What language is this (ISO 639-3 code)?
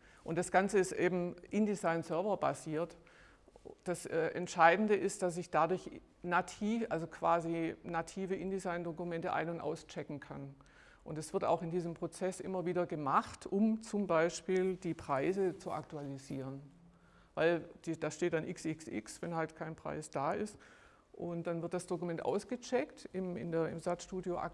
deu